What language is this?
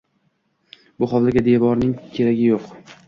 Uzbek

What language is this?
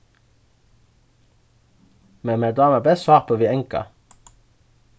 Faroese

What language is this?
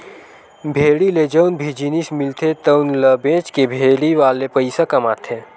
Chhattisgarhi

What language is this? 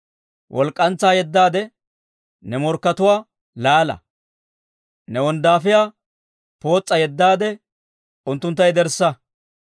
Dawro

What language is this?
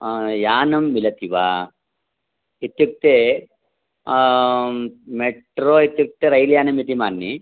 Sanskrit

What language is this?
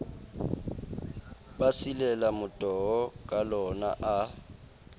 Southern Sotho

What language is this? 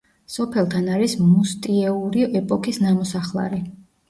Georgian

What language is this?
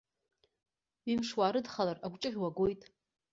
Abkhazian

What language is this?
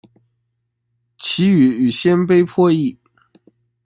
Chinese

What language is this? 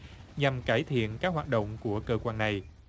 Vietnamese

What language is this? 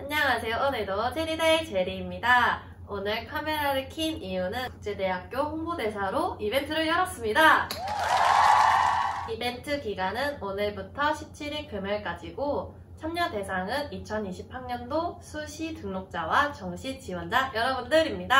Korean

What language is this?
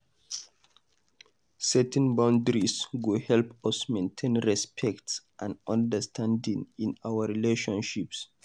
Nigerian Pidgin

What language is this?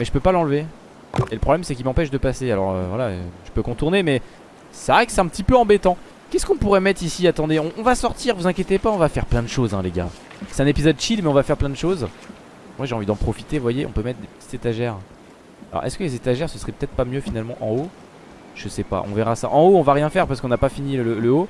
French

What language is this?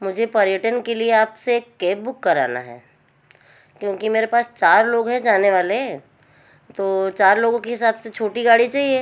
Hindi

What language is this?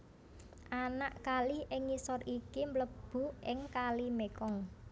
Javanese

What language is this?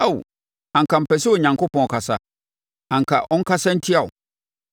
Akan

